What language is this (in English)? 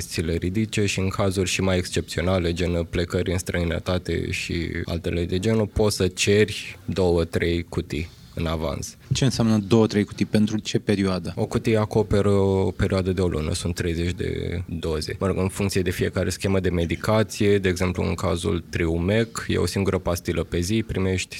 Romanian